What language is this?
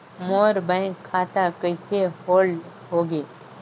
Chhattisgarhi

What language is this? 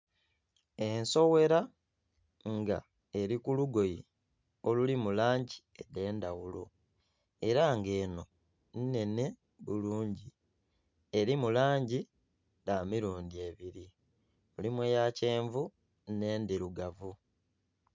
Soga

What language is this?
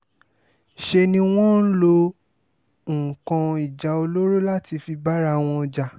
Yoruba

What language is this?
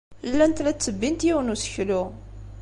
Kabyle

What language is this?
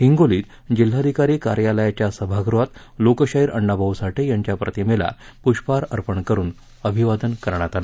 Marathi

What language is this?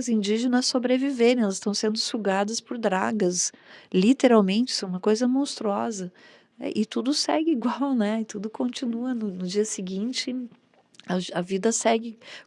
Portuguese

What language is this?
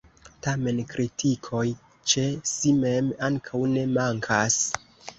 Esperanto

